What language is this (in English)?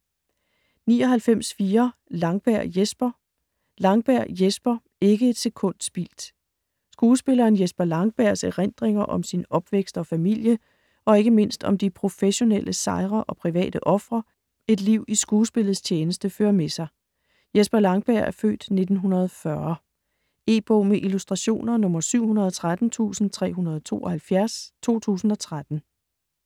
Danish